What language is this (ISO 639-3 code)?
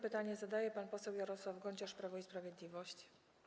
pol